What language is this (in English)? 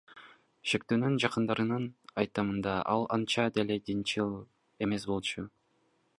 Kyrgyz